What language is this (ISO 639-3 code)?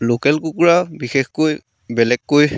asm